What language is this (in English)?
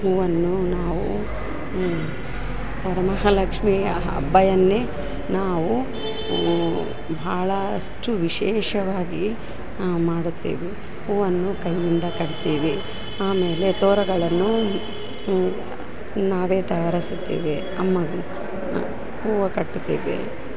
Kannada